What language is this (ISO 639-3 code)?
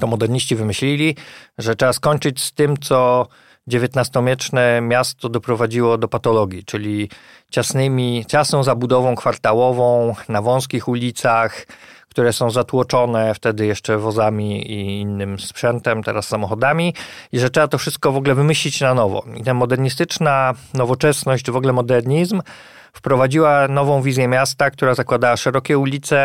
pol